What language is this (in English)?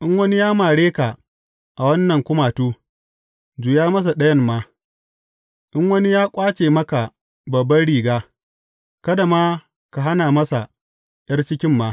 Hausa